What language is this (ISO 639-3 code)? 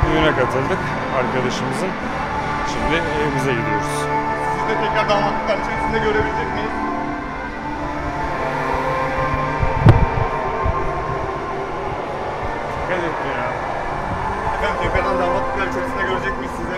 tur